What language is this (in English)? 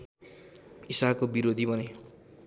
Nepali